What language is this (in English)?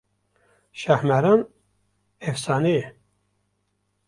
Kurdish